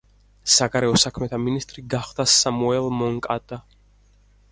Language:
Georgian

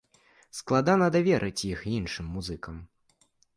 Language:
Belarusian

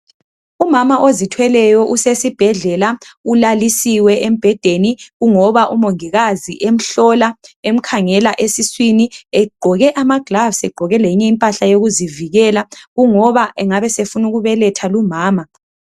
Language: North Ndebele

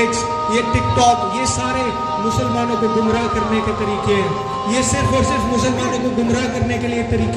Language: Romanian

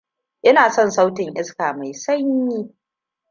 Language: Hausa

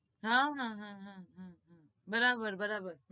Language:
Gujarati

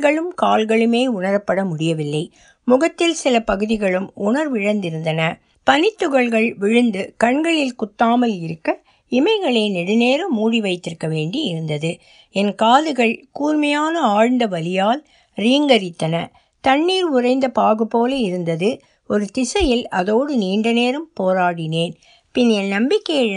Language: Tamil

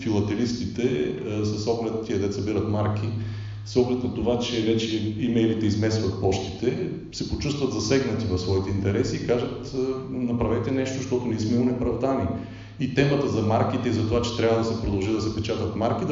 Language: Bulgarian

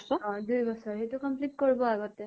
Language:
Assamese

